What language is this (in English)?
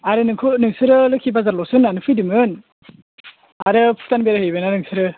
Bodo